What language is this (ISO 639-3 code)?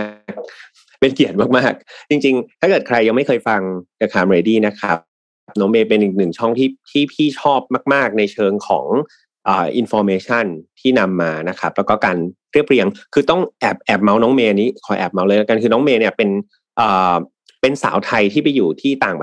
tha